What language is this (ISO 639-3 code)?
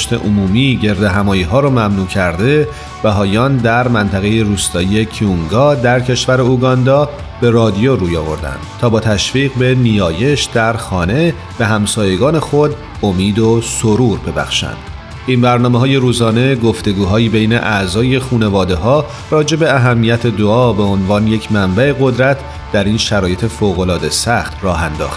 fas